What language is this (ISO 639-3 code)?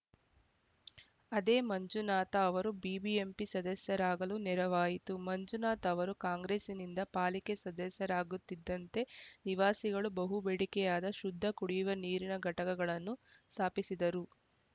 kan